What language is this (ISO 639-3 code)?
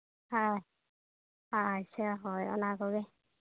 sat